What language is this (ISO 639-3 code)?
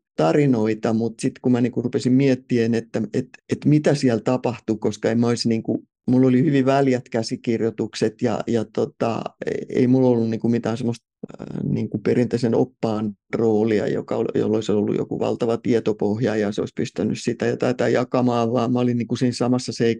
fin